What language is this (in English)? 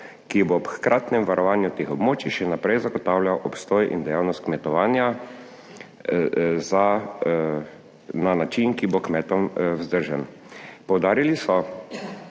Slovenian